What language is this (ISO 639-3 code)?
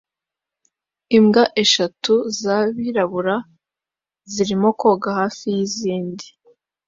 kin